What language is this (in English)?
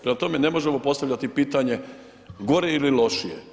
Croatian